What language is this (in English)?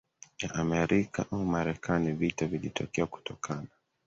Swahili